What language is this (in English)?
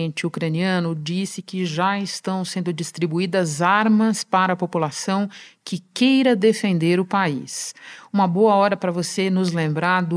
Portuguese